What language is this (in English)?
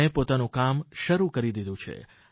Gujarati